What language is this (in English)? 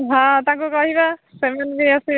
Odia